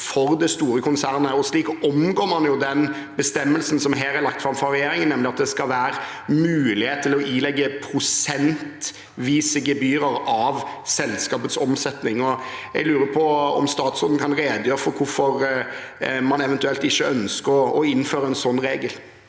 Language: Norwegian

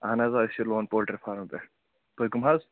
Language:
Kashmiri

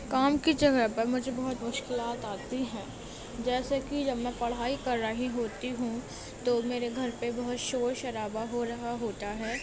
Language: Urdu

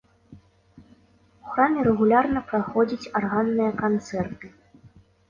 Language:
Belarusian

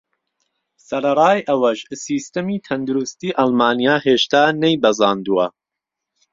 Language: Central Kurdish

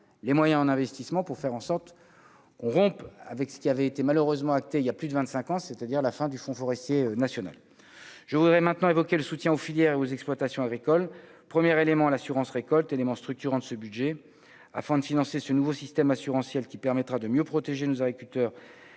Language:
French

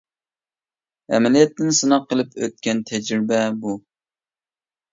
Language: Uyghur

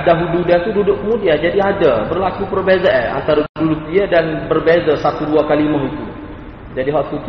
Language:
Malay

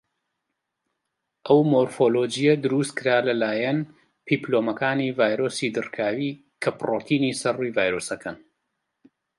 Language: Central Kurdish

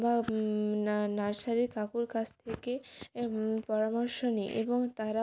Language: Bangla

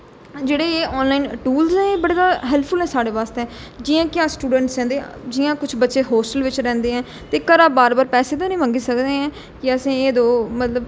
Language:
Dogri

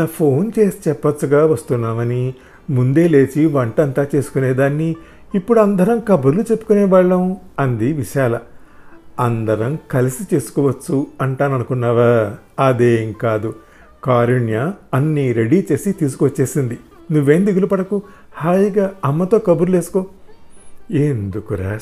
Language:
Telugu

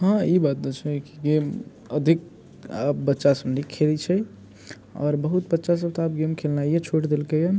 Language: Maithili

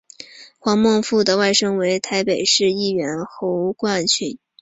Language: Chinese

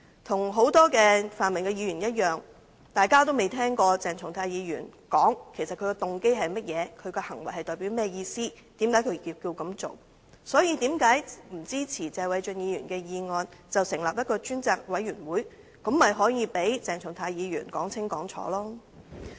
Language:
Cantonese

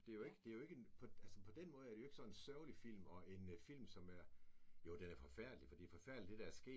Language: Danish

